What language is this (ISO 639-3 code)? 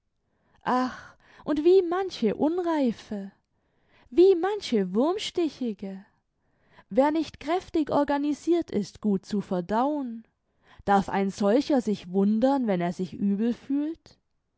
deu